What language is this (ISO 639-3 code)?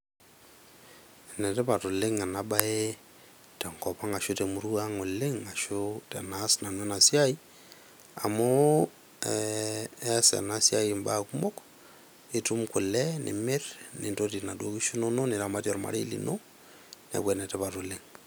mas